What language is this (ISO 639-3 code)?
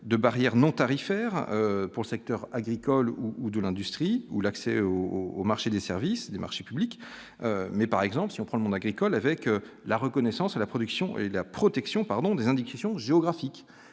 fra